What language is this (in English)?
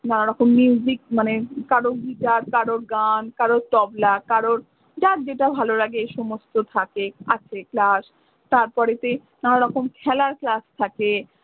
Bangla